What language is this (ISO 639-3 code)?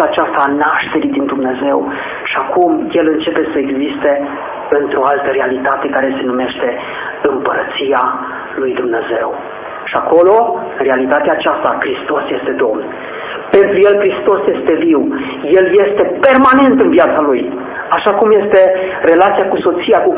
ron